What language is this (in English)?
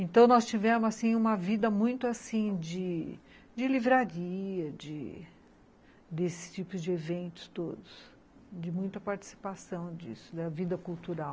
Portuguese